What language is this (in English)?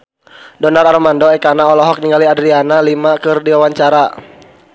Sundanese